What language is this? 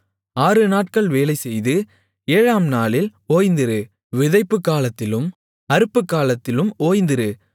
Tamil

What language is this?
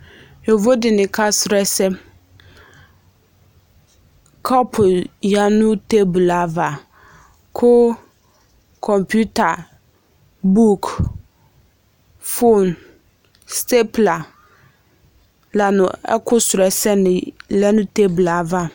Ikposo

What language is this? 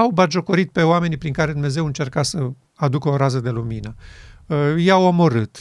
Romanian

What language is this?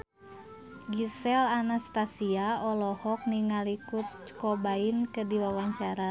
Sundanese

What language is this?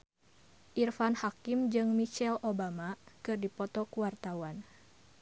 Sundanese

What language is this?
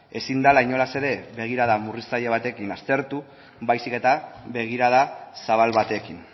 Basque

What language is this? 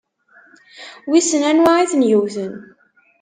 Kabyle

